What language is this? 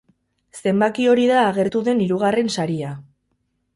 Basque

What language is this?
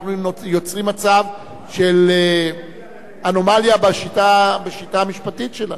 Hebrew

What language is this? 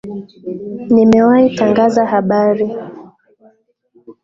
Swahili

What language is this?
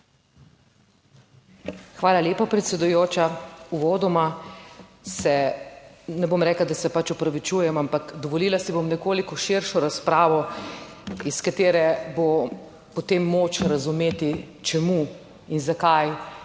Slovenian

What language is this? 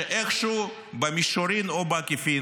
Hebrew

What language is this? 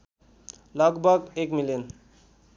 Nepali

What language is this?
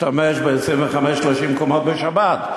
Hebrew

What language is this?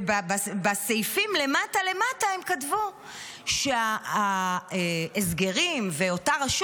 Hebrew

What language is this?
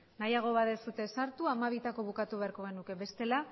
Basque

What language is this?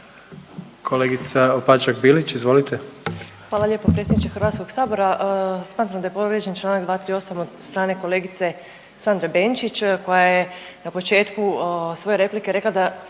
Croatian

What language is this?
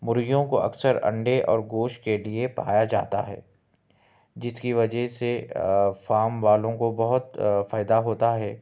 Urdu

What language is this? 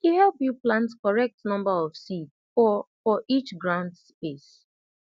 Nigerian Pidgin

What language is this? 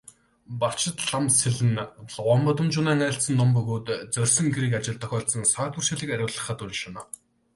Mongolian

